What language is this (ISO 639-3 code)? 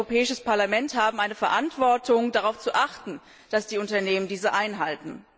deu